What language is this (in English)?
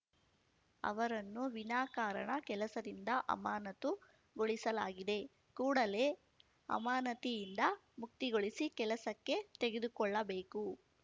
Kannada